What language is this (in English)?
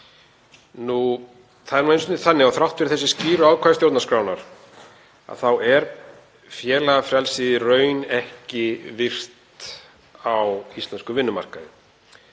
Icelandic